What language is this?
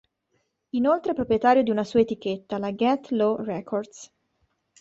Italian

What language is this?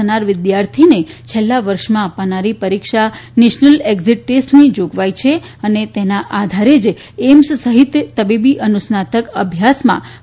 Gujarati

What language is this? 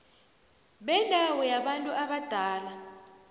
South Ndebele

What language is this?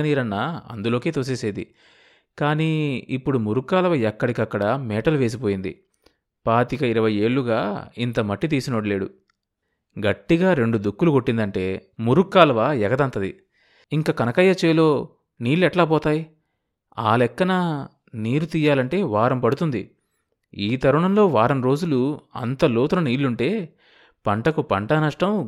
Telugu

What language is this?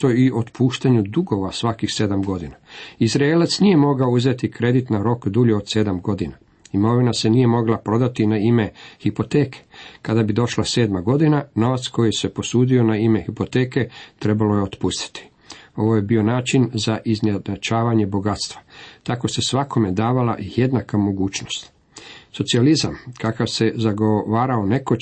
Croatian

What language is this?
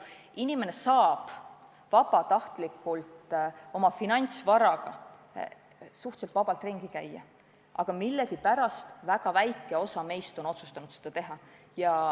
Estonian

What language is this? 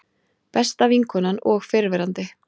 Icelandic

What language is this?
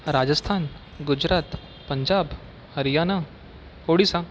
Marathi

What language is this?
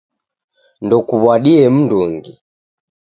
Taita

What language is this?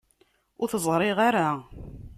Kabyle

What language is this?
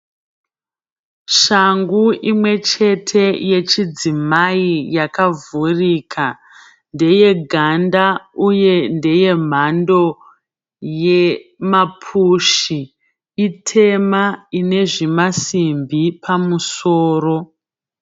Shona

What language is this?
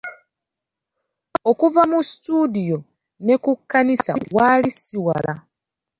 Ganda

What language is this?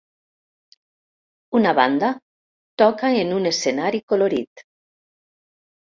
Catalan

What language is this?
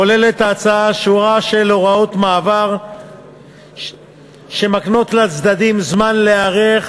Hebrew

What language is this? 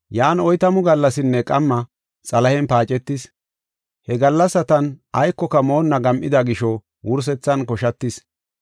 Gofa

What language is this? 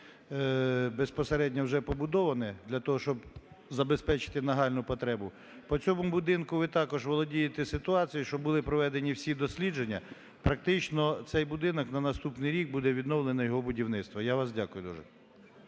Ukrainian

